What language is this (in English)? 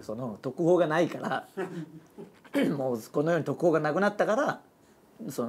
Japanese